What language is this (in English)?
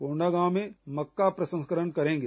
Hindi